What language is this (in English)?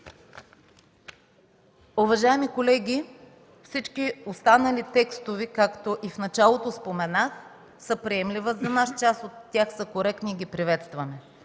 Bulgarian